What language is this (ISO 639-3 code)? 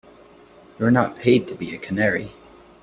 eng